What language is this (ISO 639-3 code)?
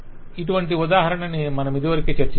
tel